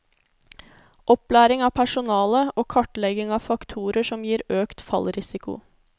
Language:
Norwegian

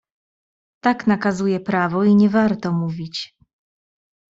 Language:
Polish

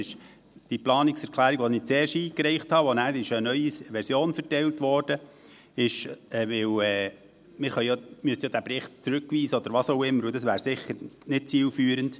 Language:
Swiss German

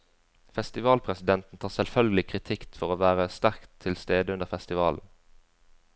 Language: Norwegian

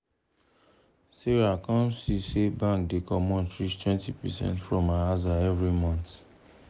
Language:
Nigerian Pidgin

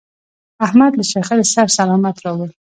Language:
Pashto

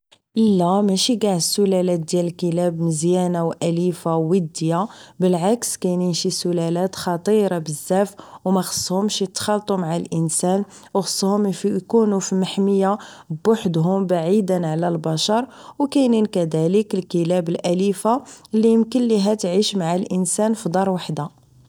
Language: Moroccan Arabic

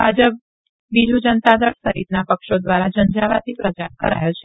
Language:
Gujarati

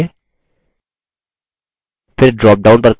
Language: Hindi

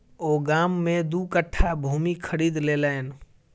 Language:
Maithili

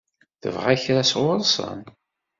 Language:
Kabyle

